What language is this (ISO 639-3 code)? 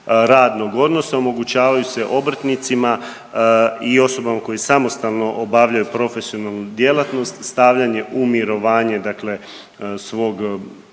hrv